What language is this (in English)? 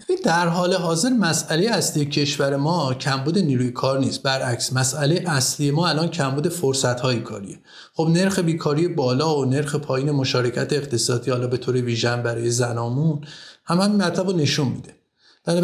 Persian